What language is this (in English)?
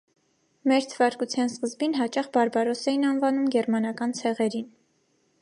Armenian